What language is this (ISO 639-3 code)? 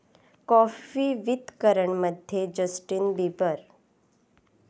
mar